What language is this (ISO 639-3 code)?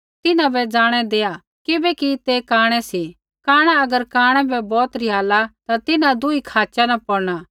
kfx